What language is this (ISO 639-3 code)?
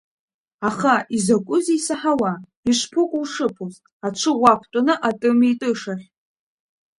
abk